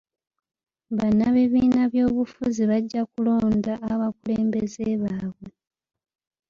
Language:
Ganda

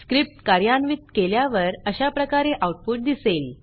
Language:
Marathi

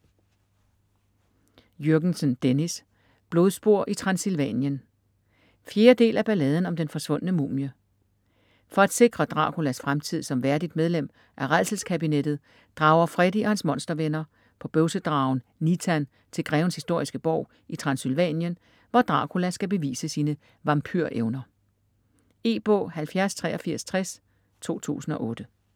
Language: Danish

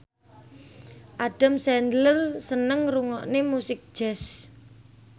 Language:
Javanese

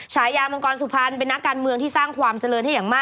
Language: Thai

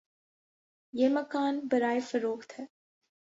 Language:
Urdu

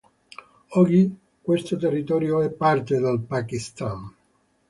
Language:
Italian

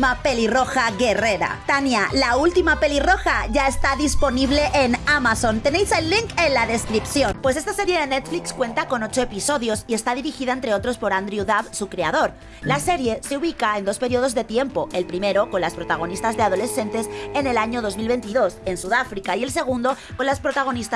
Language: Spanish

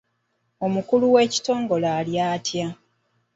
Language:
Ganda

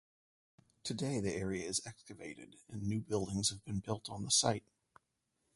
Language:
English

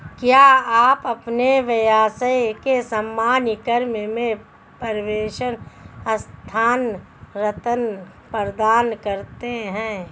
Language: Hindi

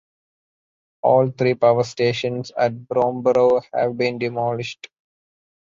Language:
English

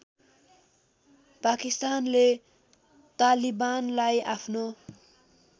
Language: Nepali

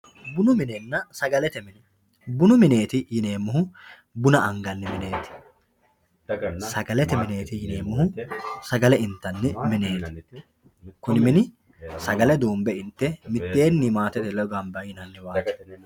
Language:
Sidamo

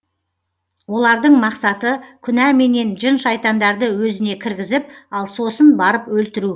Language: Kazakh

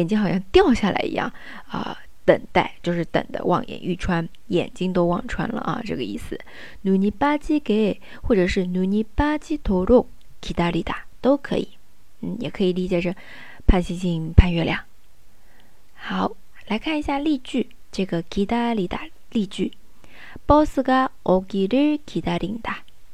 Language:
Chinese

